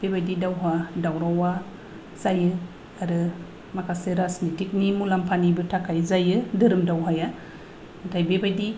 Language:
Bodo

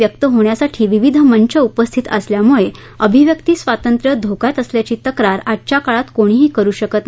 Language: Marathi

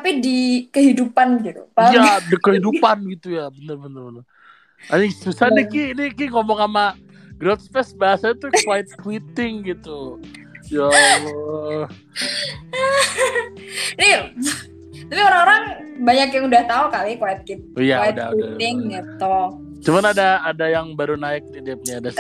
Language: Indonesian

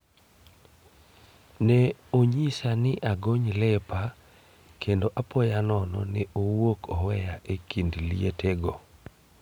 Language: Luo (Kenya and Tanzania)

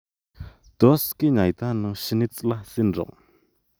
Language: Kalenjin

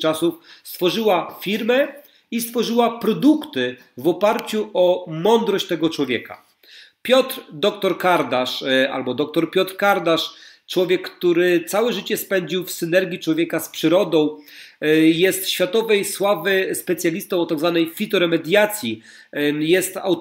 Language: Polish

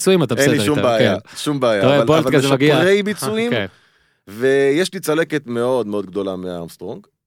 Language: Hebrew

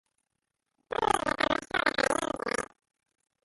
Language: Japanese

